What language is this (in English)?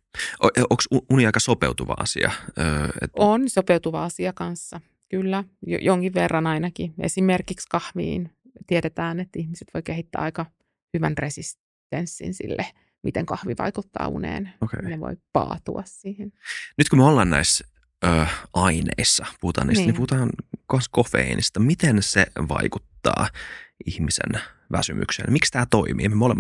Finnish